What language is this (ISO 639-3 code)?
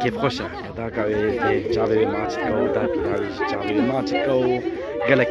ara